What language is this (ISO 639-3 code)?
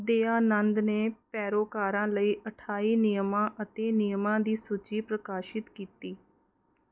pan